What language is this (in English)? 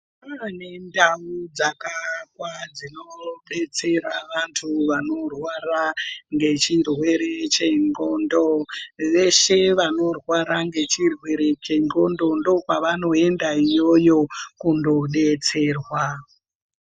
Ndau